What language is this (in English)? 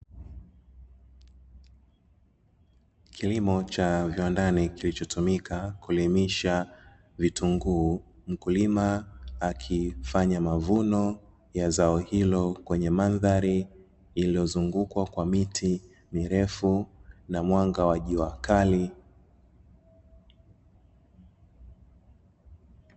Swahili